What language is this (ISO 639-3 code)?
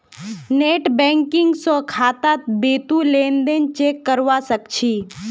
mag